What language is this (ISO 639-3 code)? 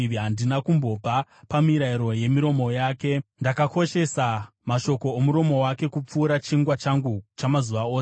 sna